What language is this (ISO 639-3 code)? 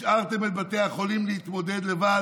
heb